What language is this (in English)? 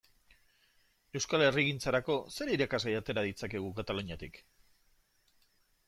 Basque